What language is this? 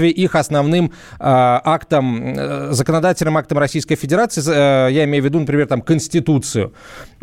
Russian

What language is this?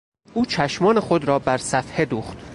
Persian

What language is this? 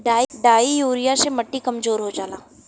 Bhojpuri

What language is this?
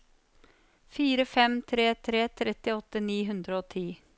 Norwegian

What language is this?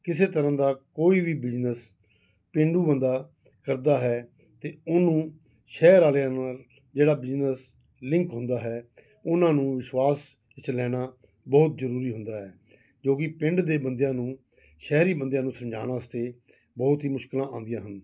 Punjabi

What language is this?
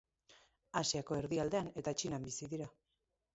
Basque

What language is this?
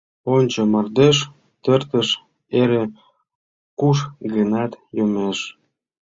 Mari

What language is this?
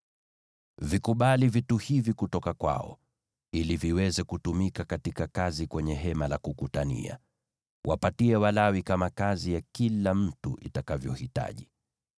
Swahili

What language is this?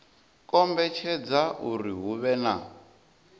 Venda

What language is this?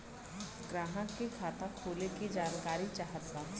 Bhojpuri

